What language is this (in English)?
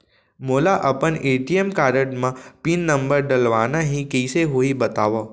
Chhattisgarhi